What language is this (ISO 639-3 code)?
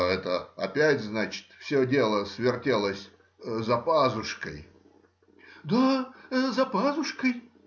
rus